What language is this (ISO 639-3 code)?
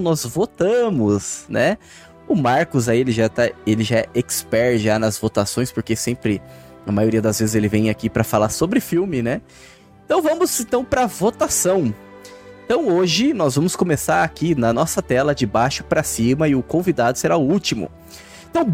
por